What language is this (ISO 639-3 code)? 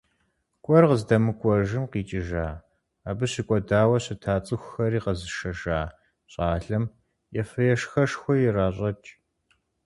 kbd